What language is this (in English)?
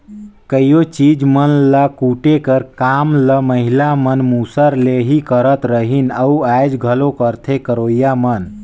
Chhattisgarhi